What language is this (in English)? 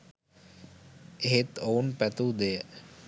Sinhala